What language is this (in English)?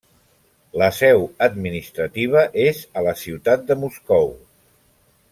Catalan